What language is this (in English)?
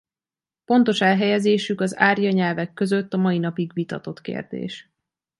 Hungarian